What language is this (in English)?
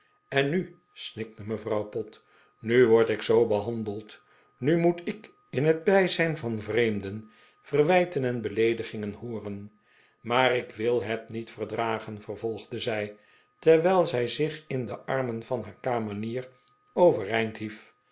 Dutch